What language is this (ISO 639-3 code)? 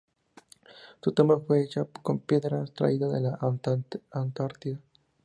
spa